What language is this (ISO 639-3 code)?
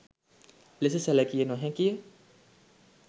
sin